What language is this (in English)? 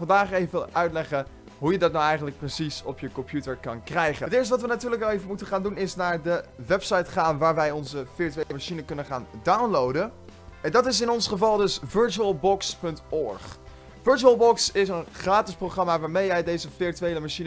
Dutch